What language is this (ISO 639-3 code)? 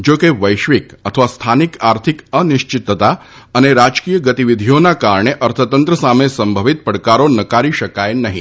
guj